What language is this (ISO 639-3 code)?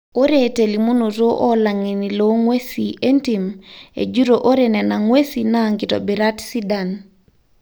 mas